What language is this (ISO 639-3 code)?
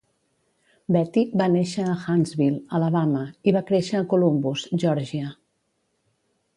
cat